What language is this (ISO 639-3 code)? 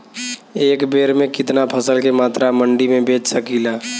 bho